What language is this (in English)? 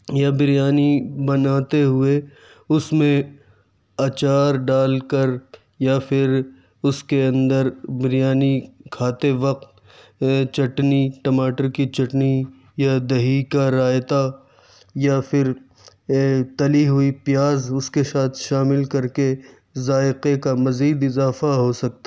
Urdu